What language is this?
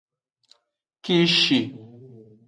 Aja (Benin)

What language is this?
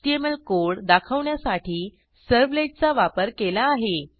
Marathi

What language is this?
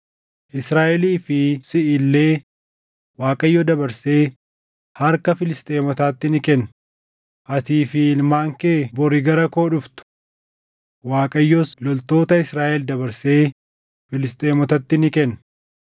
Oromo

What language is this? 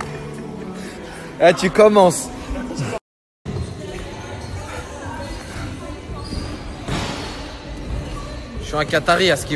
French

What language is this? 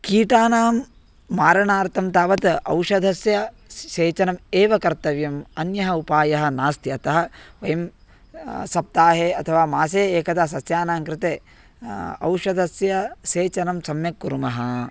Sanskrit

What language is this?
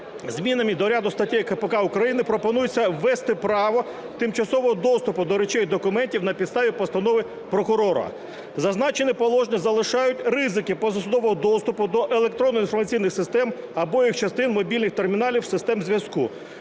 Ukrainian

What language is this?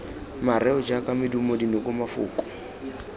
Tswana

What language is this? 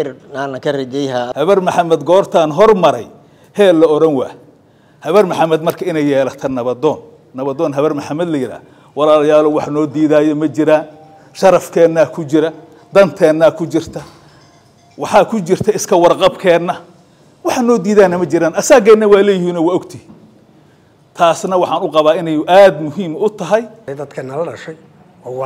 Arabic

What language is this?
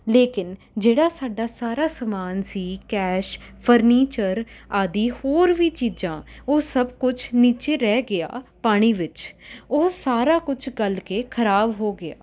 Punjabi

